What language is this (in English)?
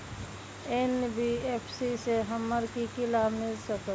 Magahi